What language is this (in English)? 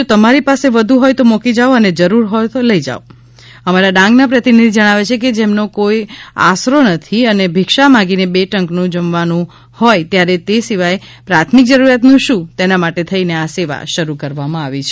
Gujarati